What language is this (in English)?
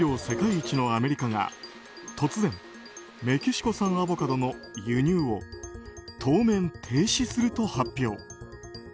Japanese